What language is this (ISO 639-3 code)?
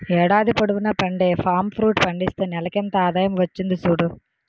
tel